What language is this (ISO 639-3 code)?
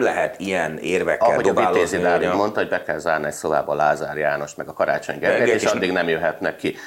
hun